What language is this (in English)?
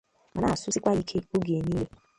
Igbo